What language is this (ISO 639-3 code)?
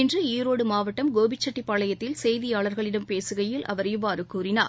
tam